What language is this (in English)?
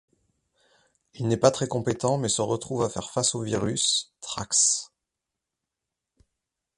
French